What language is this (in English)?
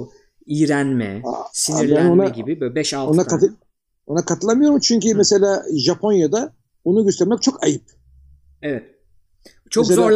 Turkish